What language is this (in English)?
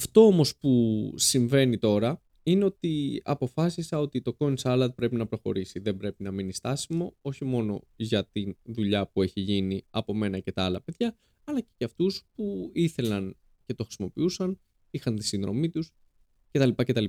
Greek